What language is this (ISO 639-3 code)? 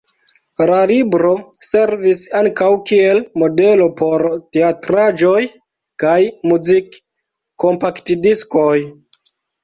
epo